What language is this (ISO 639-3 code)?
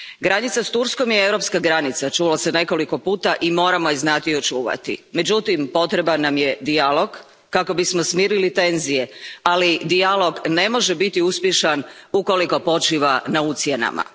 hrv